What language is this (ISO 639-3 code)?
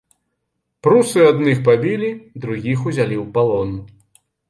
bel